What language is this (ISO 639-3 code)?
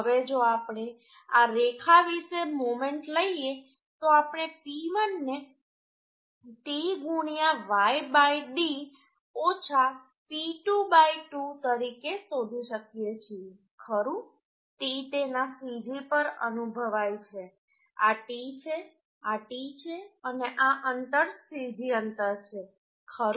guj